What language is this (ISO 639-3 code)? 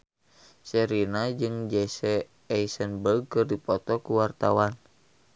sun